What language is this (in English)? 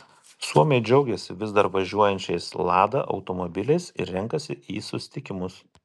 Lithuanian